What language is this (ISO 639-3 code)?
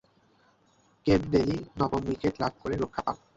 ben